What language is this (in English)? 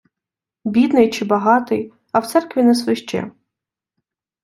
Ukrainian